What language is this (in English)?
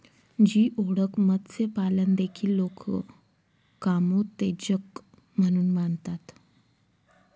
Marathi